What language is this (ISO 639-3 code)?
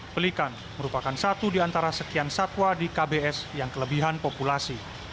ind